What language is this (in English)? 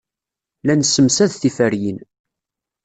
Kabyle